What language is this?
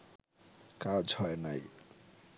Bangla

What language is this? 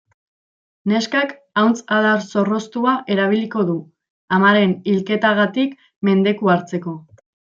Basque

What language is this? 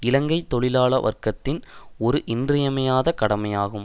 Tamil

